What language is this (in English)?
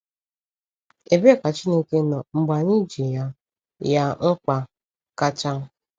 Igbo